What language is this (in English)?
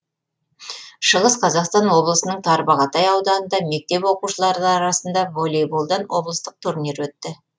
Kazakh